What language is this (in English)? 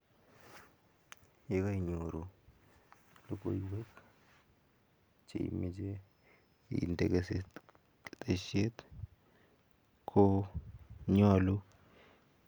Kalenjin